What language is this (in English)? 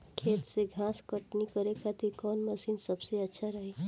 Bhojpuri